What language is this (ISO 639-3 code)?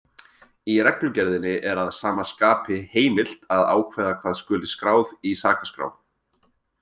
isl